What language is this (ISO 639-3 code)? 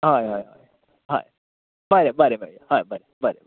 kok